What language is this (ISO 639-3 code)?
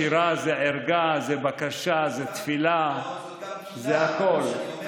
heb